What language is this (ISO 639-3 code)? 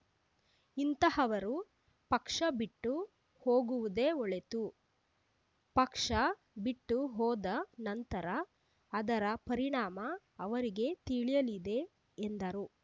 kan